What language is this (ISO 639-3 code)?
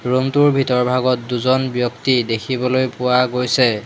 asm